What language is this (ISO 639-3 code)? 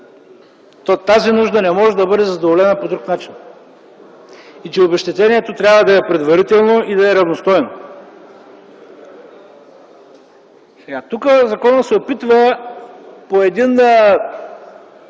bul